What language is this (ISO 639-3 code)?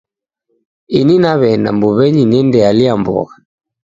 dav